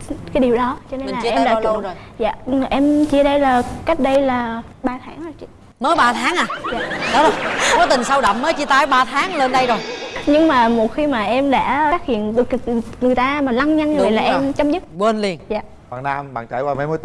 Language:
Vietnamese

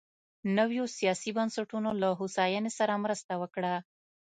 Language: Pashto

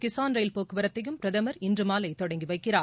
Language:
Tamil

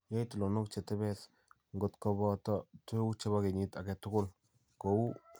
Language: Kalenjin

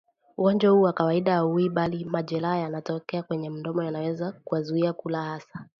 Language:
Swahili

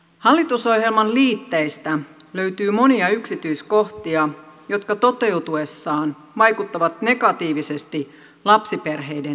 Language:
Finnish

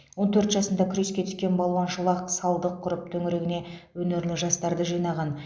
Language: Kazakh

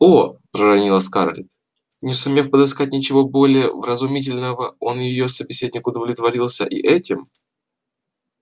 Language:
Russian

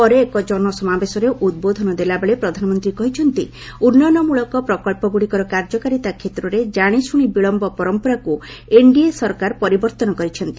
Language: Odia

